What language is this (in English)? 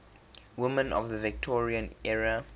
English